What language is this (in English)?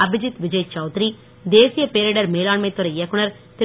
Tamil